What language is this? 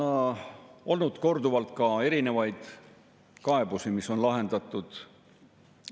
Estonian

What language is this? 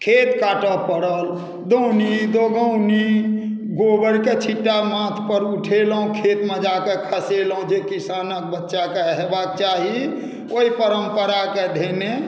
Maithili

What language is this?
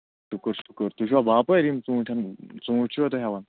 Kashmiri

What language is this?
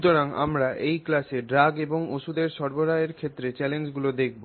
Bangla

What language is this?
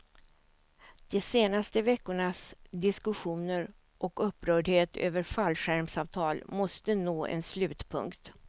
Swedish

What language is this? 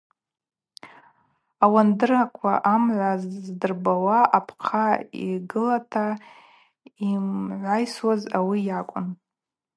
Abaza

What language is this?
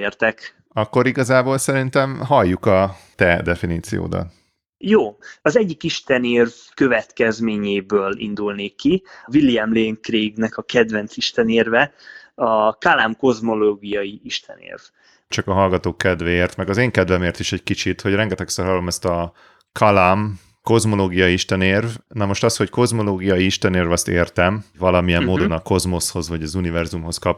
Hungarian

